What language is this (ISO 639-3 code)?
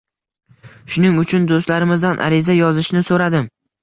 uzb